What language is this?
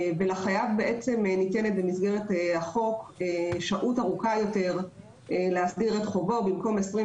Hebrew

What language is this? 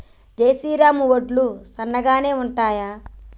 Telugu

